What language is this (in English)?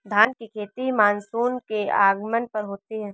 Hindi